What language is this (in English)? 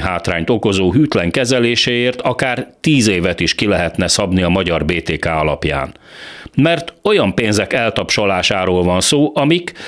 Hungarian